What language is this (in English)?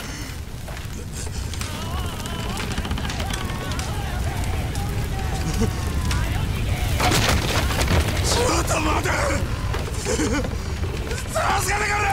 Japanese